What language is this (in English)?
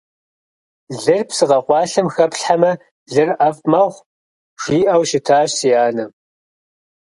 Kabardian